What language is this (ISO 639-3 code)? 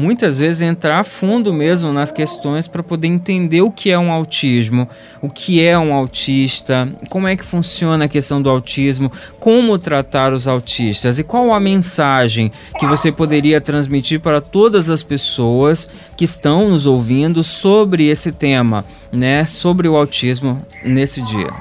por